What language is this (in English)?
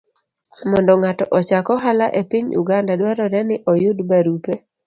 Luo (Kenya and Tanzania)